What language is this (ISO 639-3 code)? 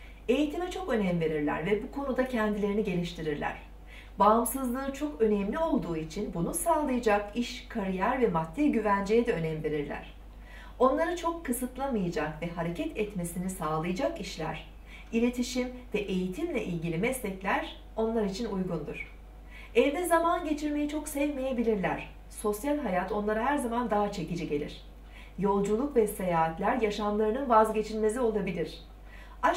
tur